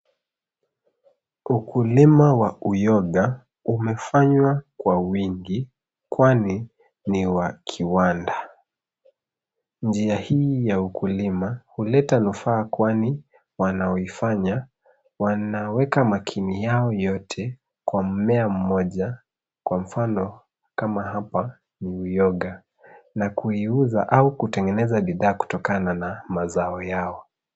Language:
Swahili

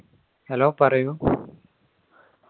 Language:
Malayalam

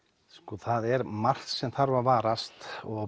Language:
Icelandic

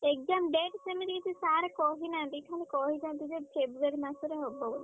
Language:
Odia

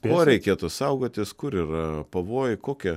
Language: Lithuanian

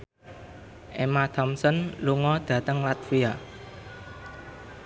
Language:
Javanese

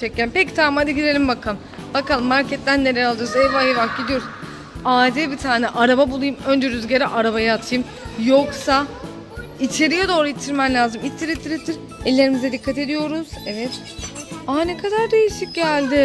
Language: Turkish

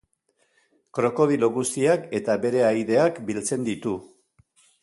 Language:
Basque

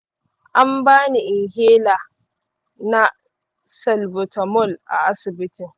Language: Hausa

